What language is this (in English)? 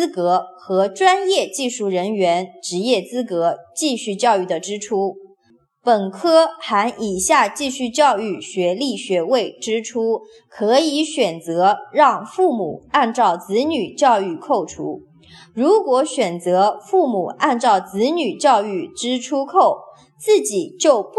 Chinese